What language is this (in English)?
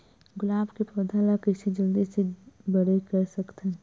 Chhattisgarhi